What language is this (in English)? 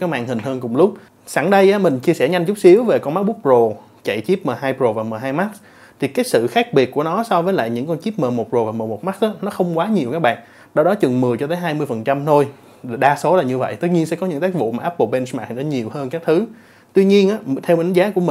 Vietnamese